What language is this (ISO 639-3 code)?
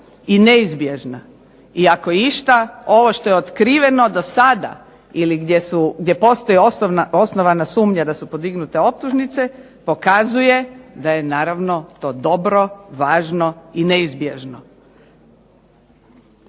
hrv